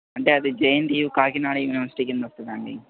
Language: Telugu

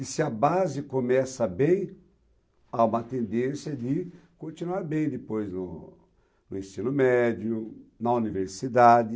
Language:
Portuguese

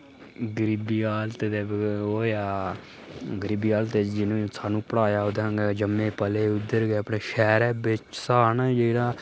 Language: Dogri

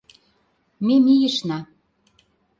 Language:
Mari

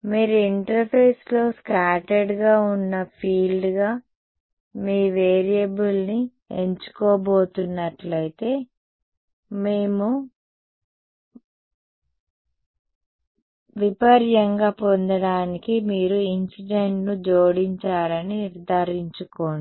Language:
Telugu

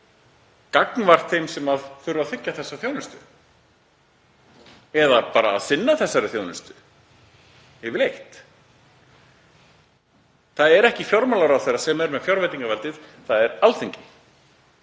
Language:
Icelandic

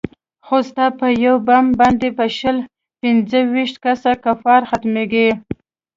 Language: Pashto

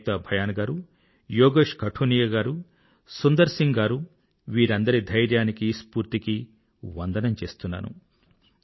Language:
Telugu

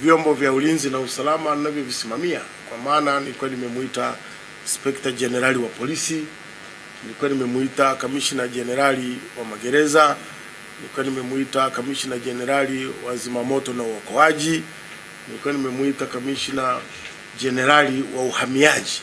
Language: Swahili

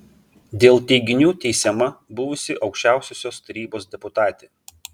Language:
Lithuanian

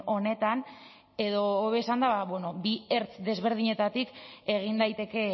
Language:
Basque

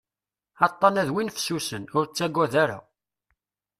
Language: Kabyle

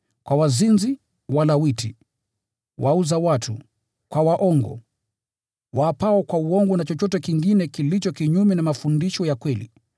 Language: Swahili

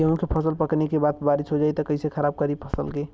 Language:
Bhojpuri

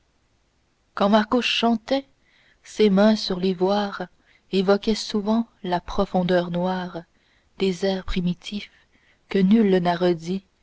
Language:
French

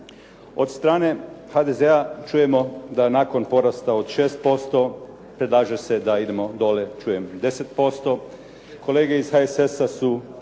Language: Croatian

